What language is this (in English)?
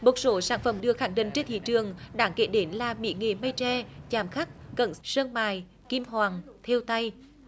Vietnamese